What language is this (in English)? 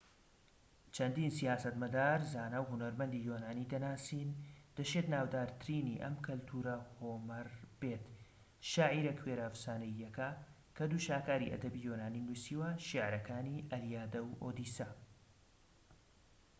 Central Kurdish